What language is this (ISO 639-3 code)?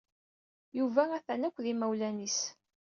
kab